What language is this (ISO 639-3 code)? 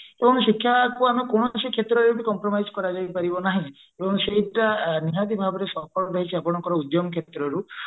ori